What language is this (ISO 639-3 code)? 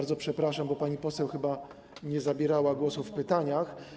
pol